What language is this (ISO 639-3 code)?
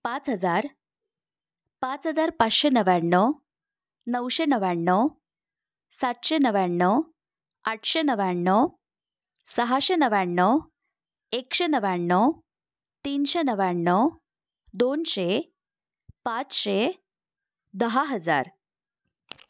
mar